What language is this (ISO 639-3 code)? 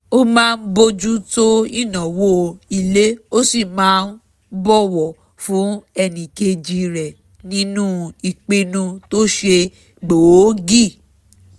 yor